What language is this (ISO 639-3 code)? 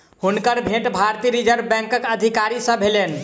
mai